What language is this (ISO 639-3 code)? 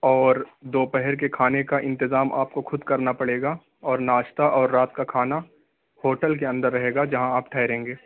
urd